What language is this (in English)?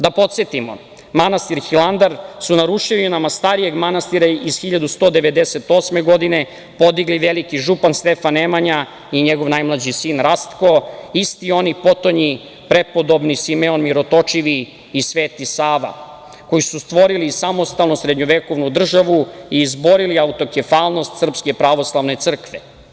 Serbian